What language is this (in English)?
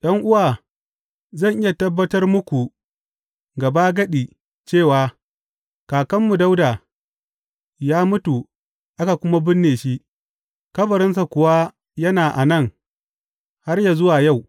Hausa